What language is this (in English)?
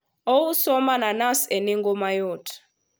Luo (Kenya and Tanzania)